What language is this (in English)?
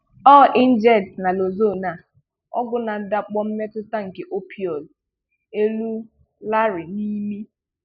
Igbo